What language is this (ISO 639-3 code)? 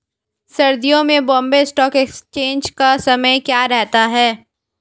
hin